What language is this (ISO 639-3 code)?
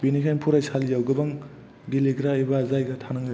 brx